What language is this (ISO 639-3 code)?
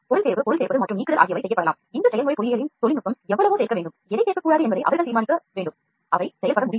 tam